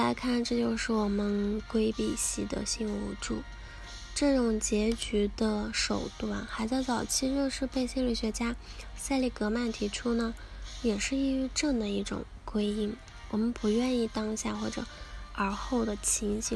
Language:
Chinese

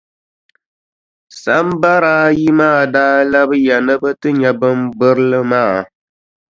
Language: Dagbani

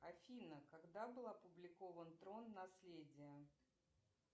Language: Russian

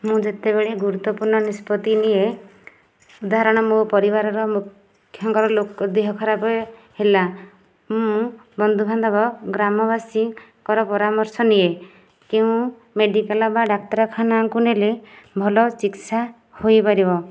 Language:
Odia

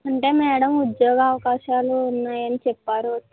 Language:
Telugu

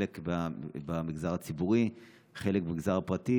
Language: Hebrew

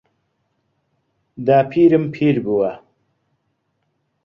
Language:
Central Kurdish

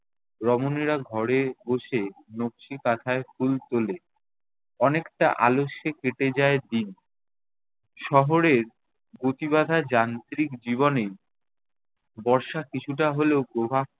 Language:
Bangla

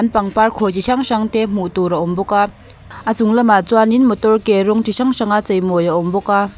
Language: Mizo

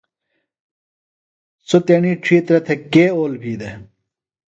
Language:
Phalura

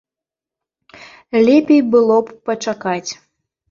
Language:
Belarusian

